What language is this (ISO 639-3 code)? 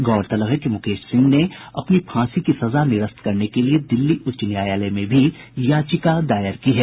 hin